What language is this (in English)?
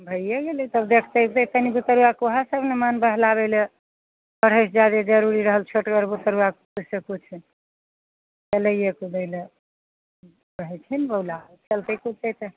Maithili